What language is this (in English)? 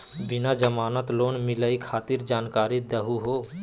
Magahi